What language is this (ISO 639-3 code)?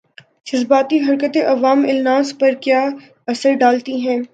urd